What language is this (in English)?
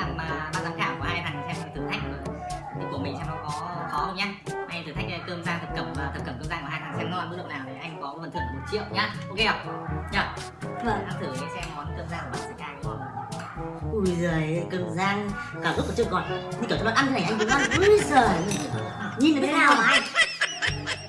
Vietnamese